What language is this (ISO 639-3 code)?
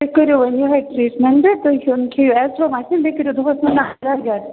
kas